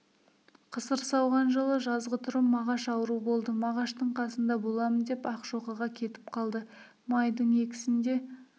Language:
Kazakh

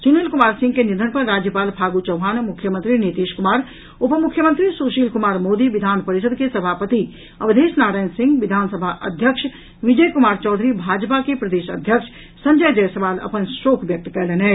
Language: Maithili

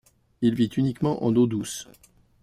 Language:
French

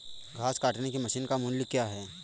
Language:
Hindi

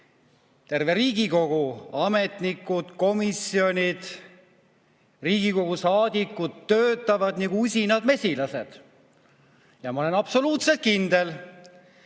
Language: Estonian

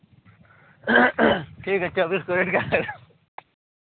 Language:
Hindi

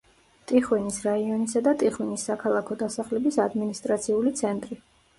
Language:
Georgian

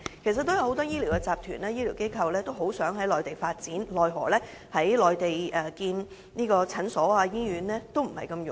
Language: Cantonese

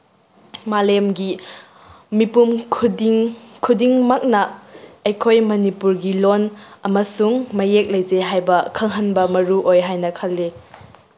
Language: Manipuri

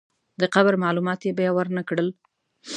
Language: Pashto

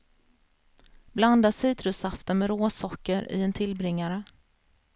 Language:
Swedish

